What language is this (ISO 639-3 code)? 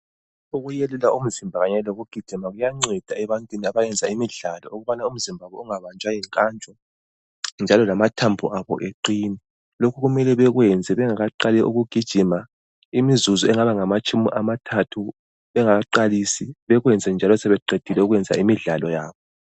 nde